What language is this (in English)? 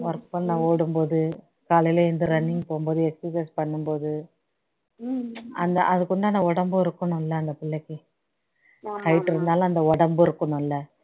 Tamil